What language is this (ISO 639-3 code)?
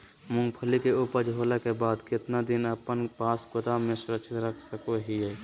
mag